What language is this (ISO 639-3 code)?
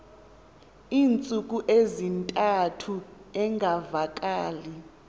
xho